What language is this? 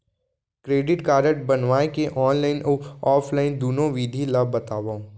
Chhattisgarhi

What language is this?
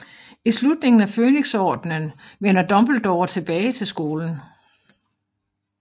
Danish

